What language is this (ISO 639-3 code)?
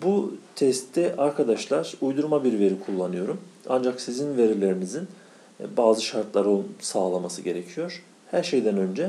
tur